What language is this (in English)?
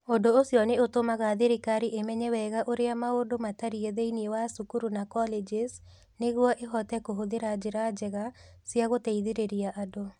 Kikuyu